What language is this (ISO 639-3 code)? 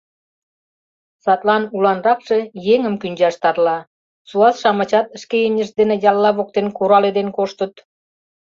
chm